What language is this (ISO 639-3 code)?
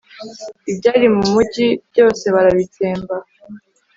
kin